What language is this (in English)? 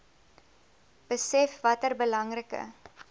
Afrikaans